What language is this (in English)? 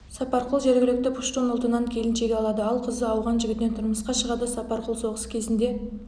Kazakh